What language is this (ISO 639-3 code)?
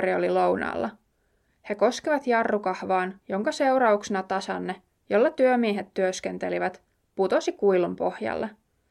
fin